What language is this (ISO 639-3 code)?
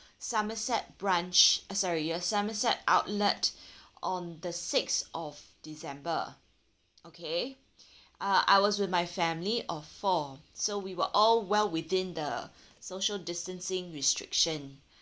eng